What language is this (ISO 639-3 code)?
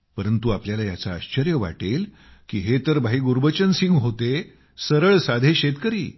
mar